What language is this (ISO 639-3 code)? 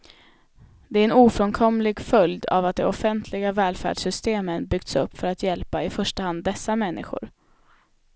swe